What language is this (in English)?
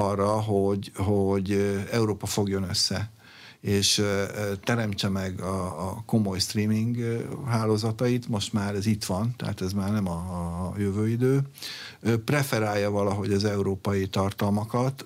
Hungarian